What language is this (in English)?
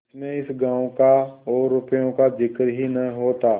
Hindi